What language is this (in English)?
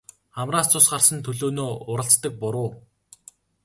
Mongolian